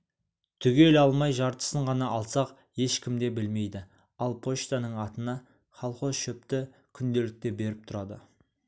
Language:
Kazakh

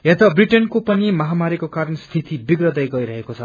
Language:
Nepali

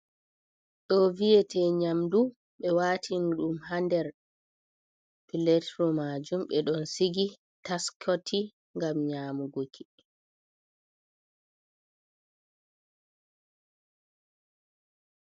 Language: Fula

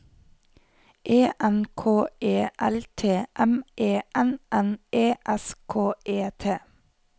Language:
Norwegian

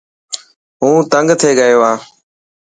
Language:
Dhatki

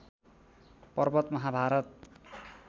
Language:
Nepali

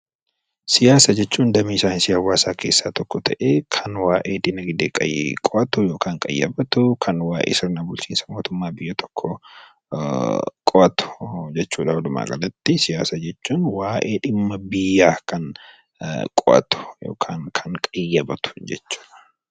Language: Oromo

